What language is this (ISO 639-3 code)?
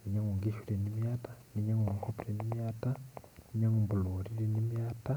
mas